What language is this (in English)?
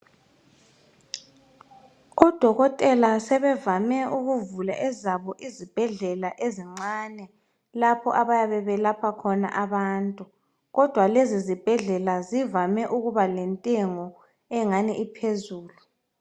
North Ndebele